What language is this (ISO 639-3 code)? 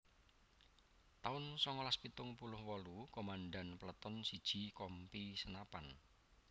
jav